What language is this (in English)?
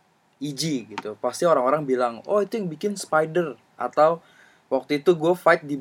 Indonesian